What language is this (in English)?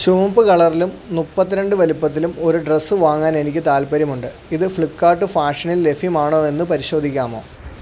Malayalam